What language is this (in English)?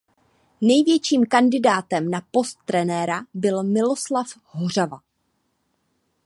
Czech